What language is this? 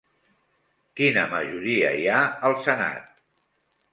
Catalan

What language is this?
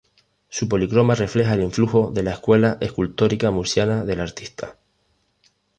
Spanish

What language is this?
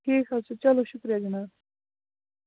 Kashmiri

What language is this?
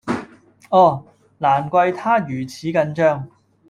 Cantonese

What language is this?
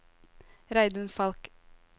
Norwegian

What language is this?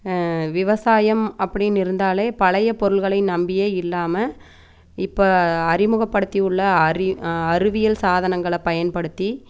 Tamil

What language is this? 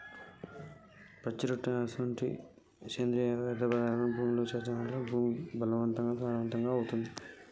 Telugu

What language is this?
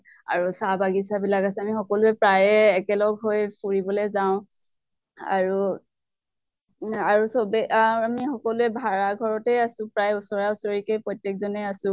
Assamese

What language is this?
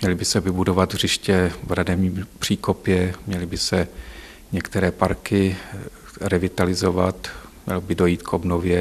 Czech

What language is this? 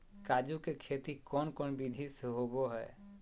Magahi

